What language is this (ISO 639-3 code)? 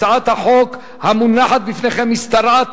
heb